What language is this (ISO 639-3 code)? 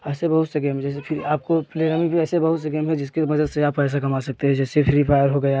hin